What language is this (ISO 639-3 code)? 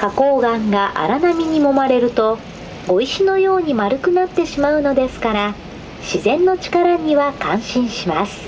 jpn